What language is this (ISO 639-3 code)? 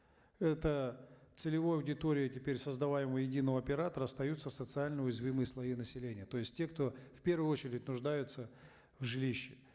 kaz